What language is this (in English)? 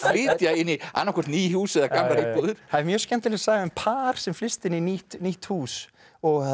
Icelandic